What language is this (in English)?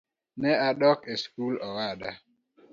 Luo (Kenya and Tanzania)